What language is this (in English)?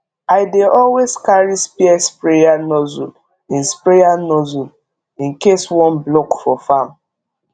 Nigerian Pidgin